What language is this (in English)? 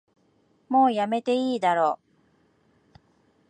Japanese